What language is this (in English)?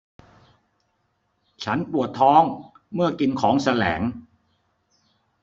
Thai